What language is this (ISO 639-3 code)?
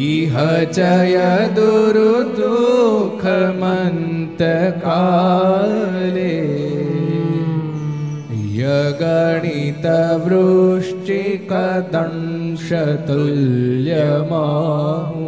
guj